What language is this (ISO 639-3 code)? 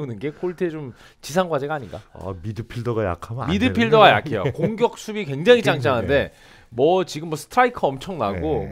kor